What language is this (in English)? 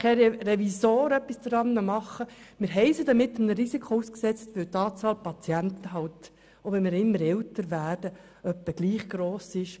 Swiss German